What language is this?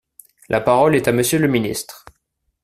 French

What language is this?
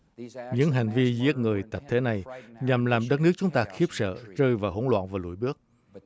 Vietnamese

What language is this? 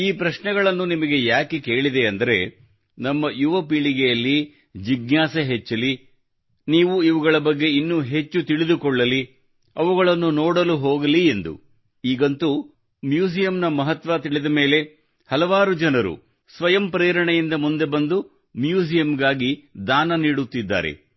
Kannada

